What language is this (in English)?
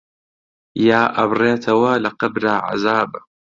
Central Kurdish